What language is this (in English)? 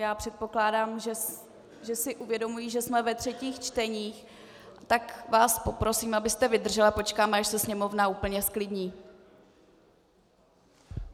Czech